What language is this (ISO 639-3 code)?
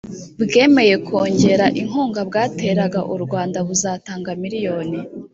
kin